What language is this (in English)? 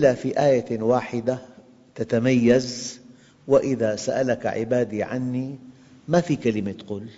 Arabic